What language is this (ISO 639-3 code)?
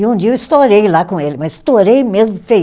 por